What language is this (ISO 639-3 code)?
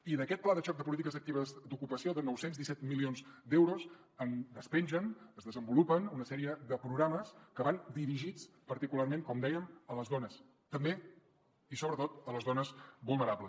cat